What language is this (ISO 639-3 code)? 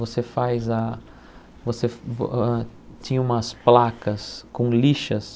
por